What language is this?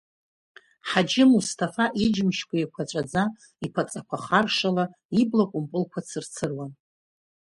Abkhazian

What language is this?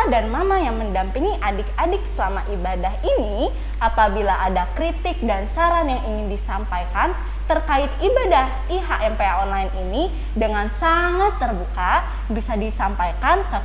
Indonesian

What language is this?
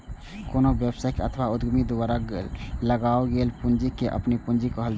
Maithili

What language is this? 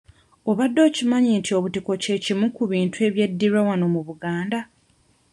Ganda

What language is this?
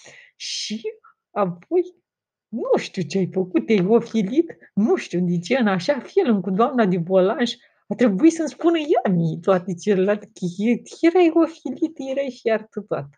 Romanian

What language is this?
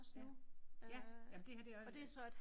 Danish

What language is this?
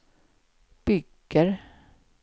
Swedish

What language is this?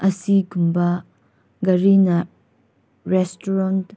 Manipuri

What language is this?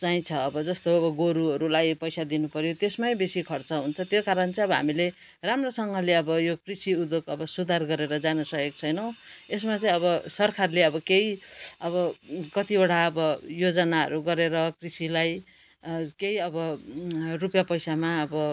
Nepali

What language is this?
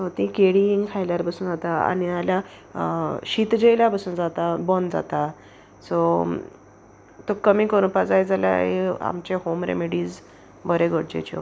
Konkani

